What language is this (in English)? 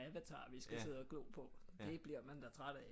Danish